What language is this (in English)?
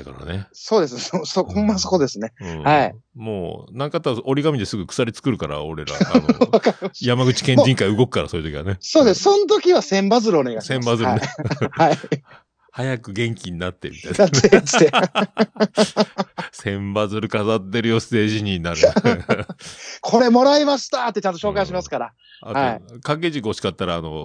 Japanese